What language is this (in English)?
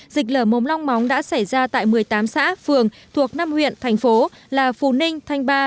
Vietnamese